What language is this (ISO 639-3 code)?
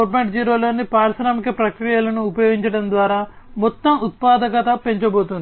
tel